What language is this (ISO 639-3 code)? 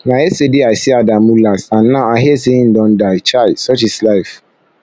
pcm